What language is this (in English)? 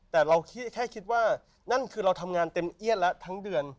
Thai